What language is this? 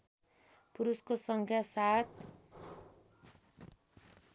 Nepali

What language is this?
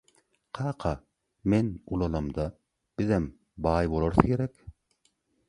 Turkmen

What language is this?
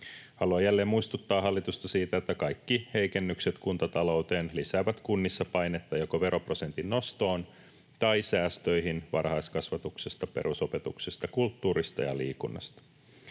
Finnish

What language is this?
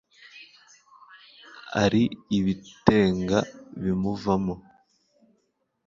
Kinyarwanda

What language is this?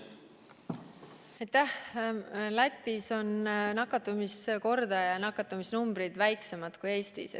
Estonian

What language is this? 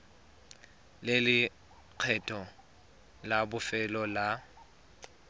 Tswana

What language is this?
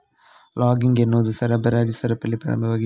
Kannada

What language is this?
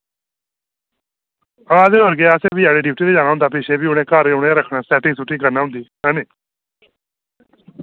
Dogri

